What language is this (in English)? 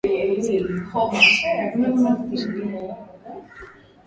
Swahili